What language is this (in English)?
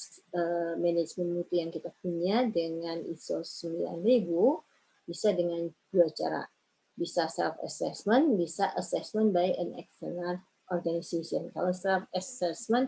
Indonesian